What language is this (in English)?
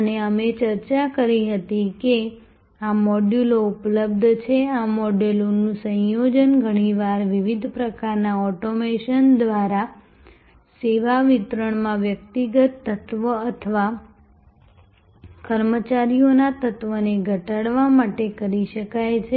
Gujarati